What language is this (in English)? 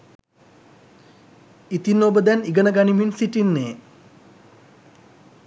Sinhala